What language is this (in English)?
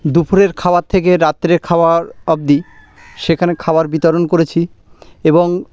Bangla